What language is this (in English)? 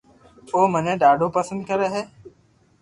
Loarki